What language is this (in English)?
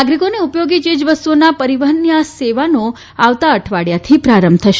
Gujarati